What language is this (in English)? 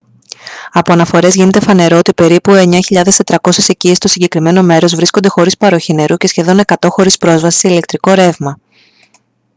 Greek